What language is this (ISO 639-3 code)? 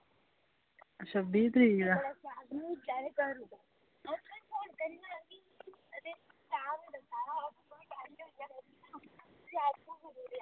doi